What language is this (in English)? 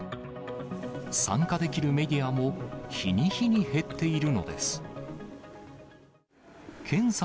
Japanese